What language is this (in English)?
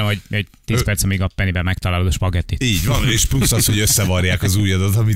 Hungarian